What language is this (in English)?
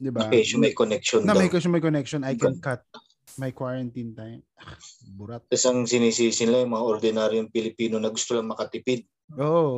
Filipino